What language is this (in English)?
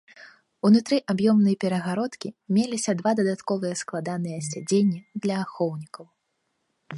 Belarusian